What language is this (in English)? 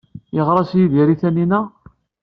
Kabyle